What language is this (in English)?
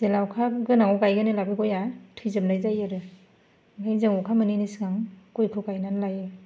Bodo